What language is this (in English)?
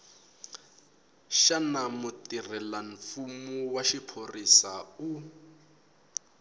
Tsonga